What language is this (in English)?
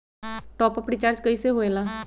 Magahi